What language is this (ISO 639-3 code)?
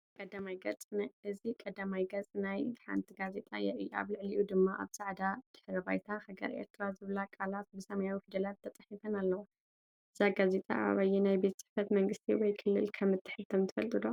tir